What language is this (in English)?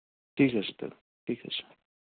Kashmiri